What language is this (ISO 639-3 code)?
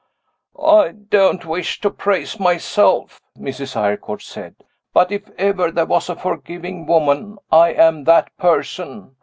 eng